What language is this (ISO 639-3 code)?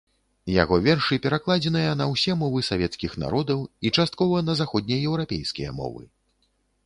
bel